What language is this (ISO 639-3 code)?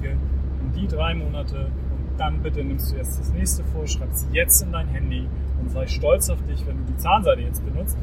deu